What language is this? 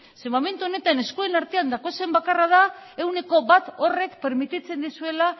Basque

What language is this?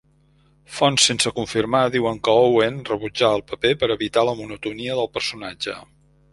Catalan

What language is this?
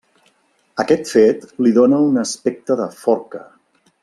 Catalan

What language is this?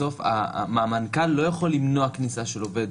Hebrew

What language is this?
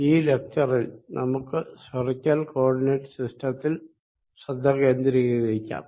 Malayalam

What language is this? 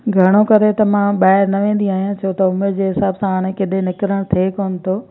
Sindhi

